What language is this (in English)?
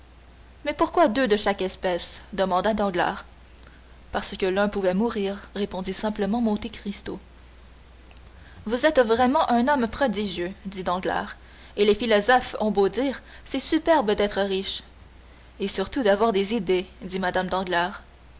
French